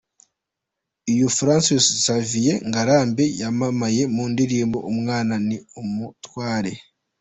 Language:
Kinyarwanda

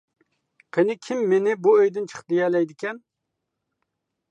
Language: Uyghur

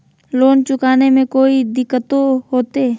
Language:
Magahi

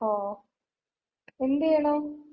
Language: Malayalam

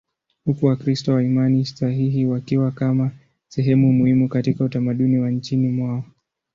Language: Swahili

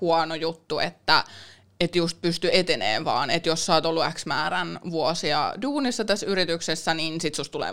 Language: Finnish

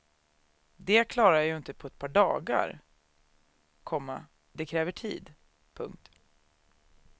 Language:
Swedish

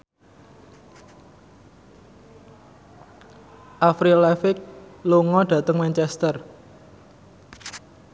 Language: Javanese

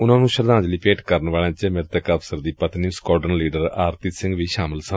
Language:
Punjabi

